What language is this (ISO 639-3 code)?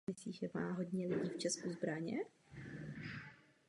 ces